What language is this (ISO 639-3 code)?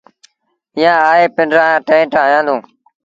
sbn